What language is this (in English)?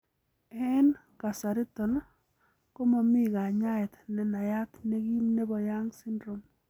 Kalenjin